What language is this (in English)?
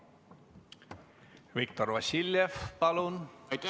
Estonian